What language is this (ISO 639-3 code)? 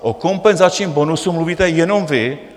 ces